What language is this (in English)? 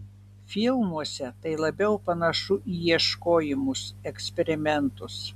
Lithuanian